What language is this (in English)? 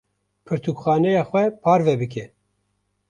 Kurdish